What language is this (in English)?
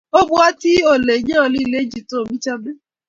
Kalenjin